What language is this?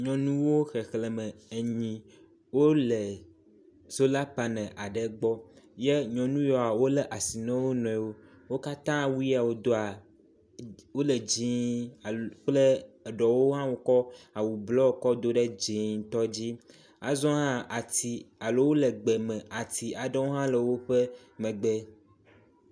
Ewe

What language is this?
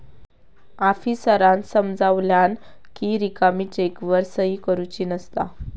Marathi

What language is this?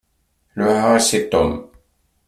Kabyle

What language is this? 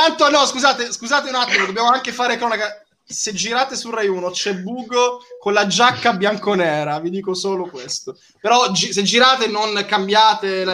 Italian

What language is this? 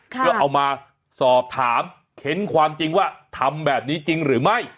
Thai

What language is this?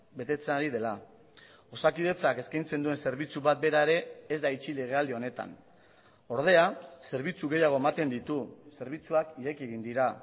Basque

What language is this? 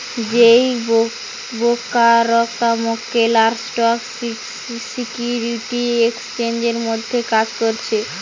Bangla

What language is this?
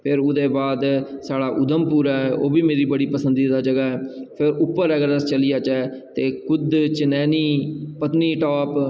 Dogri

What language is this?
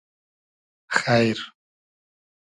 Hazaragi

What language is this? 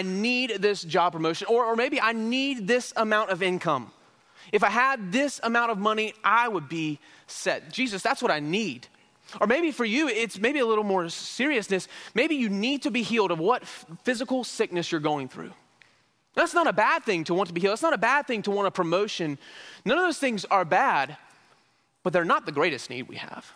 English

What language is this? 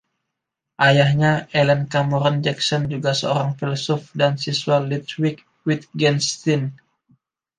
Indonesian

